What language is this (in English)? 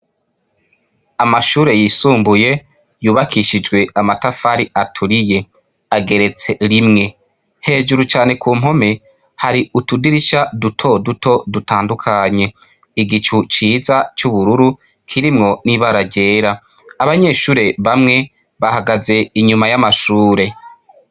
Rundi